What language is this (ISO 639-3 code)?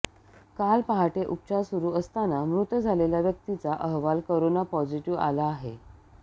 mar